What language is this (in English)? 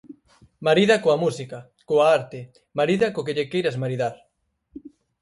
Galician